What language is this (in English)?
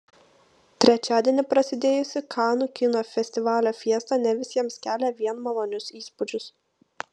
Lithuanian